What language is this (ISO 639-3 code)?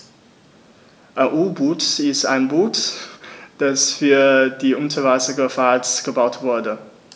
deu